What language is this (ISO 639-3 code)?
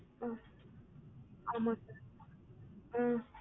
tam